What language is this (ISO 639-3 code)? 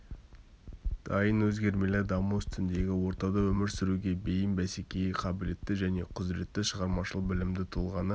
kaz